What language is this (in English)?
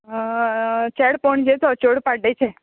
Konkani